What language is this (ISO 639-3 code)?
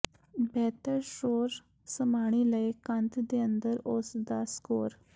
pan